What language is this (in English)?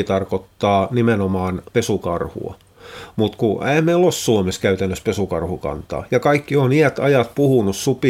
Finnish